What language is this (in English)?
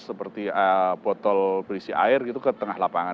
Indonesian